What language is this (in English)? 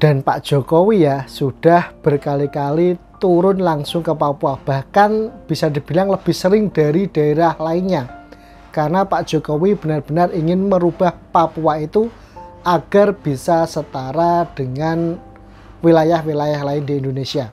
Indonesian